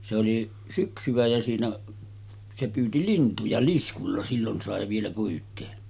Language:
Finnish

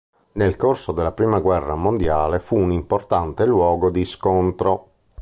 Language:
Italian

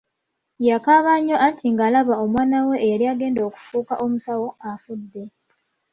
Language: Ganda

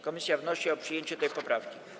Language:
Polish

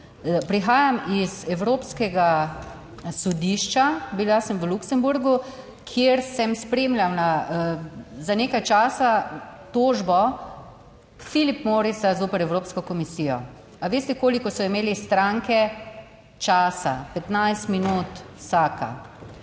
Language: Slovenian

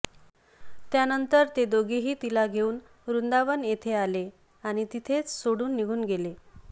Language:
Marathi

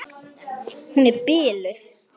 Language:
Icelandic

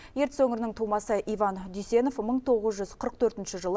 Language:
Kazakh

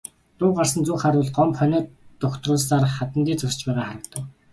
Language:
Mongolian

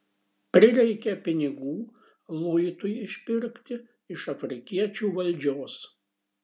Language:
Lithuanian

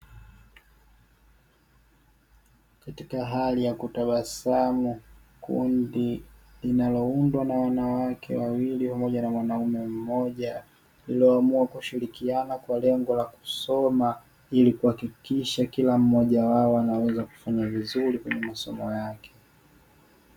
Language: Swahili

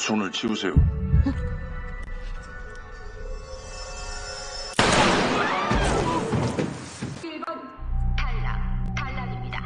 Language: Korean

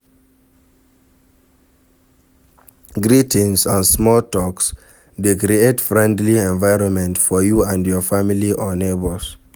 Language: Nigerian Pidgin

